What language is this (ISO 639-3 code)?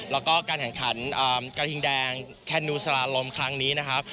tha